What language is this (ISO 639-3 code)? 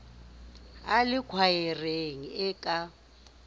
sot